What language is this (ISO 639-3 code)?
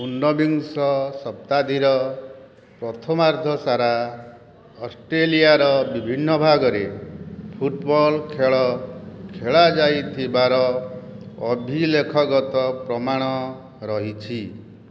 ori